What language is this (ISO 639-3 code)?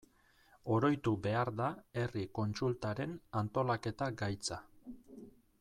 eus